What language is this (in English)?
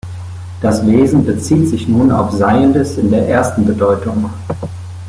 German